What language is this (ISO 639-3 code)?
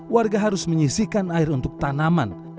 ind